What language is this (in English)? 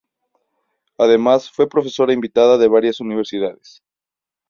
Spanish